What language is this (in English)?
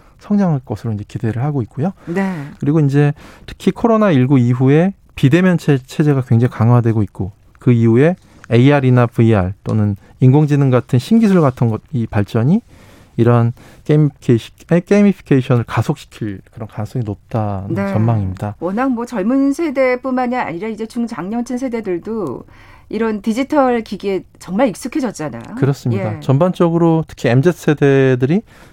Korean